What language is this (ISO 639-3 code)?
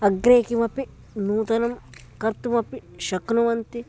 san